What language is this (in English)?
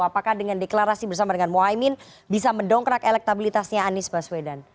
Indonesian